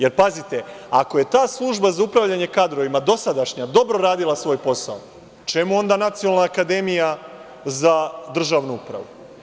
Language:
Serbian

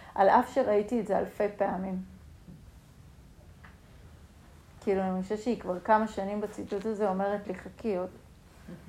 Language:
Hebrew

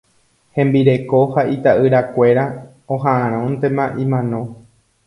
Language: Guarani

